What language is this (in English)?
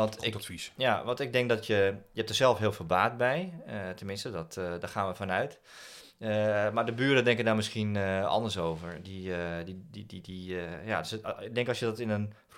Dutch